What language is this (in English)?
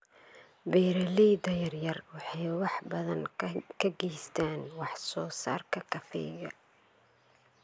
Somali